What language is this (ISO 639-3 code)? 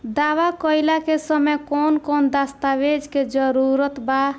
bho